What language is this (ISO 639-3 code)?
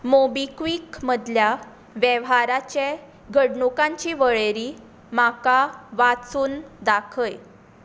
kok